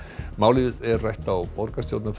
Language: Icelandic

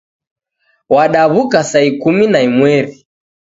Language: Taita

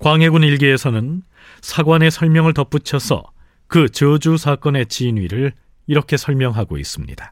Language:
Korean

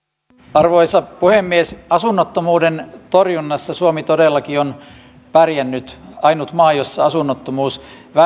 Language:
Finnish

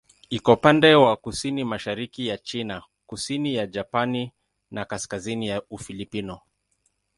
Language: Swahili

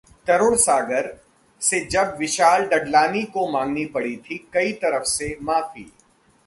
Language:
Hindi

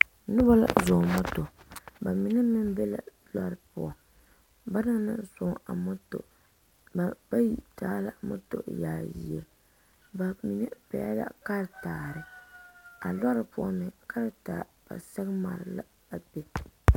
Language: Southern Dagaare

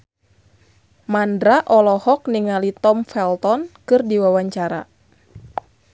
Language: Sundanese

